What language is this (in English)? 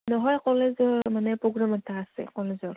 Assamese